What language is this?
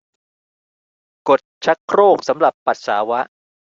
Thai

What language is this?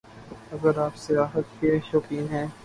Urdu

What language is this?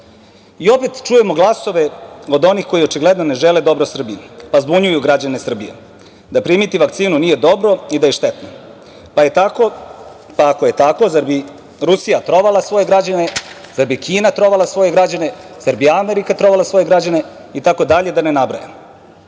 Serbian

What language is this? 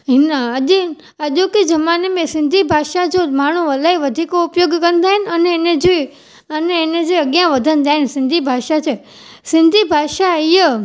Sindhi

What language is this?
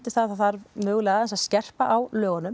Icelandic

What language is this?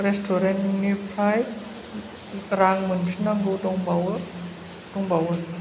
Bodo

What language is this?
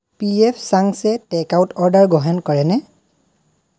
Assamese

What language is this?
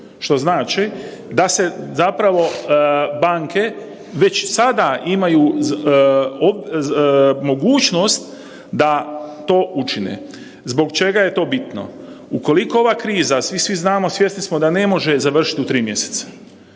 Croatian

